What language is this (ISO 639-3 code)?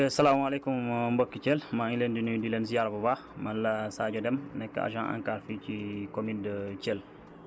wol